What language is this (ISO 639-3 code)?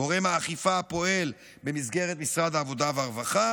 heb